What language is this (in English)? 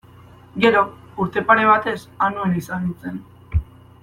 Basque